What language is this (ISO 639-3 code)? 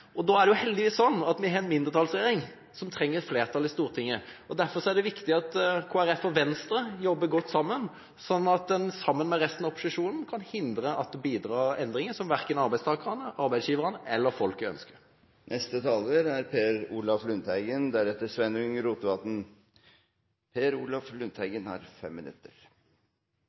nor